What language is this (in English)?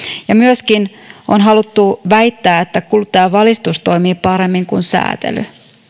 Finnish